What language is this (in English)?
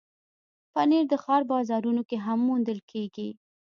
Pashto